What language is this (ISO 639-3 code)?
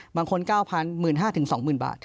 tha